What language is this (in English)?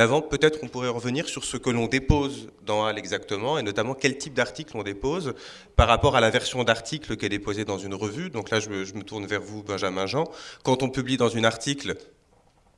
French